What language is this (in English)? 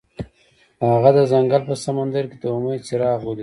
Pashto